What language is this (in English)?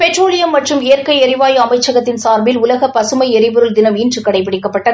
Tamil